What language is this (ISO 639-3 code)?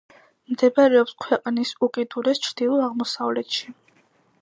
kat